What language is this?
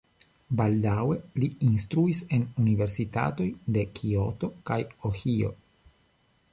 Esperanto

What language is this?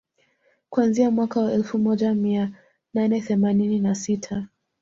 Swahili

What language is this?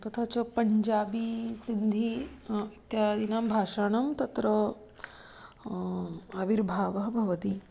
Sanskrit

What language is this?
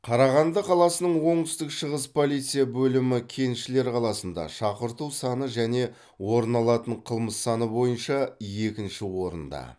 Kazakh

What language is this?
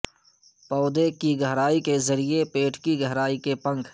Urdu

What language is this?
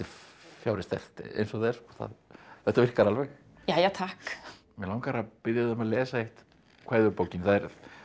Icelandic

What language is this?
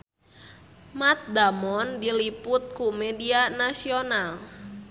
Sundanese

